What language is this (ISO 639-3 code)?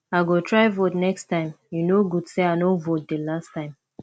pcm